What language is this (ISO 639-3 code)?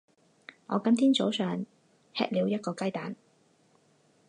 zho